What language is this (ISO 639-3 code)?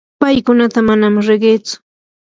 qur